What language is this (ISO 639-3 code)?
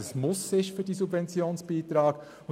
gsw